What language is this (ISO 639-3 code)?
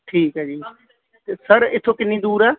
pan